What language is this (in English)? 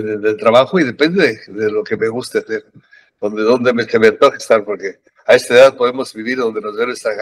Spanish